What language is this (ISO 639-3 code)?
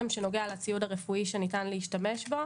heb